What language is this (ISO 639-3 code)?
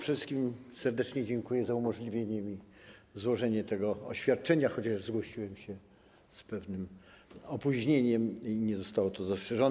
pol